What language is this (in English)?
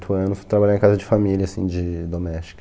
Portuguese